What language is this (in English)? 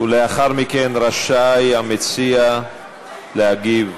Hebrew